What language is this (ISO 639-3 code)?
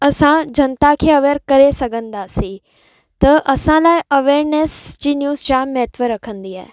snd